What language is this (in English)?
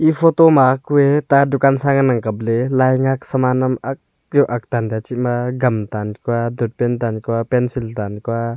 Wancho Naga